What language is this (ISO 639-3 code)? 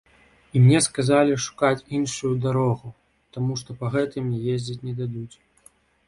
bel